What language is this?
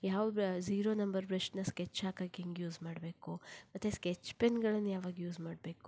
Kannada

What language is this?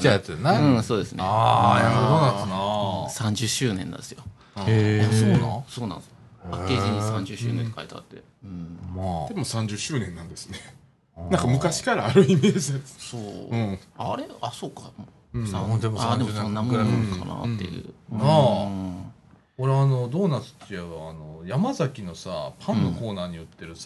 Japanese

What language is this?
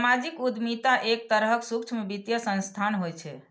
Maithili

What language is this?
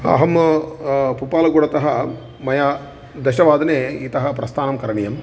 Sanskrit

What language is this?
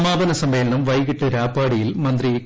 Malayalam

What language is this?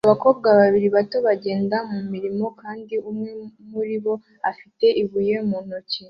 Kinyarwanda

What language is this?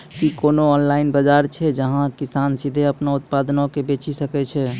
Maithili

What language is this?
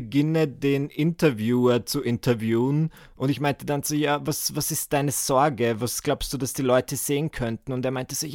German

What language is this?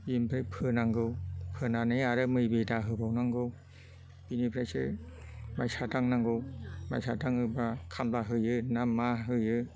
Bodo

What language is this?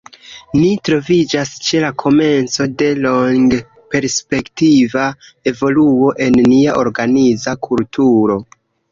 Esperanto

